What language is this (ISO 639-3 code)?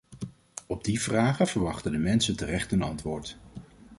nld